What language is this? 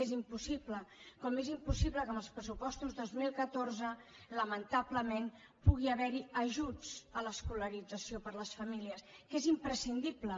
Catalan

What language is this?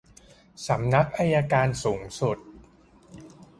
Thai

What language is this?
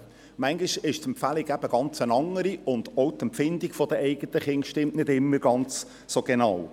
Swiss German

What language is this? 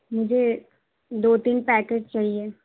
Urdu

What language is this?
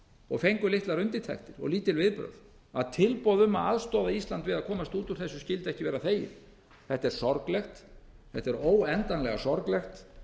Icelandic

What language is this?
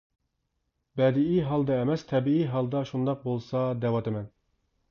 Uyghur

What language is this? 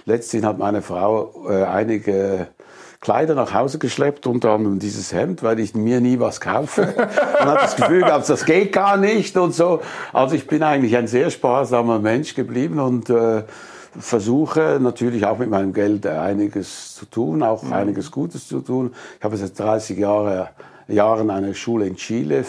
German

